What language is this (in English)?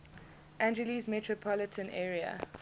English